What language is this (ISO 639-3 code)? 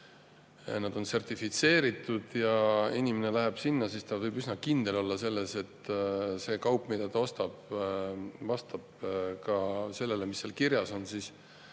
est